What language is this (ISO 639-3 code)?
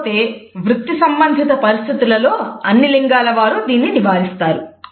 tel